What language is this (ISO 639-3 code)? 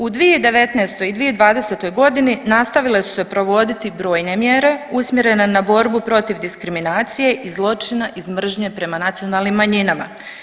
hrv